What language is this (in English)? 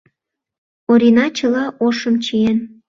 Mari